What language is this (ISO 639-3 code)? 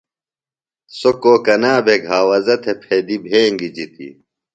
phl